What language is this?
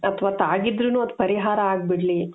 Kannada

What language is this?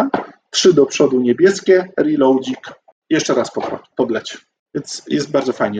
Polish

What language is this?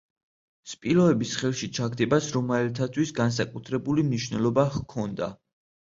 Georgian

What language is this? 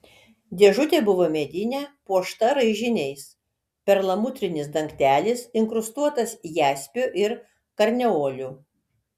Lithuanian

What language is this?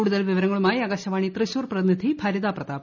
Malayalam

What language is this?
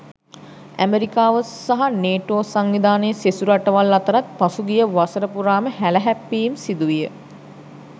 Sinhala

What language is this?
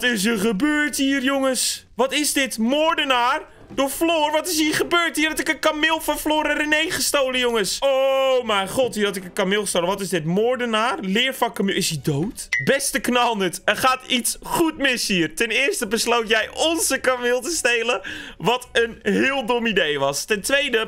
Dutch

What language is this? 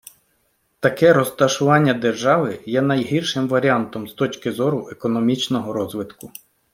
Ukrainian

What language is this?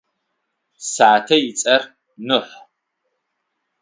Adyghe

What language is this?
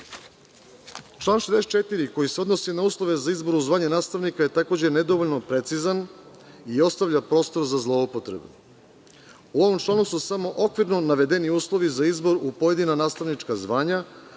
Serbian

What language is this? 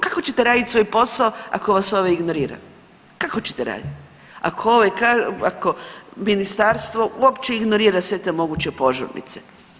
Croatian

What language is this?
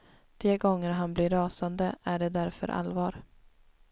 Swedish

